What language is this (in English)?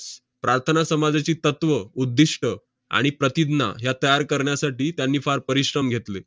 Marathi